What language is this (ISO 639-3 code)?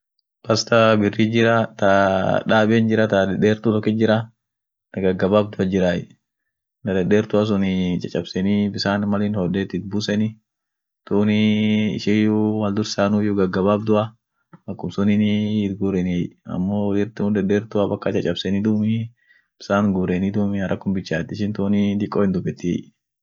orc